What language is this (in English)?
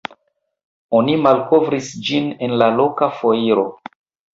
Esperanto